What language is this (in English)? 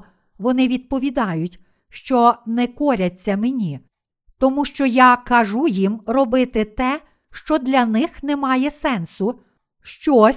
Ukrainian